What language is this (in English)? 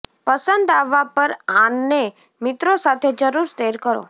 Gujarati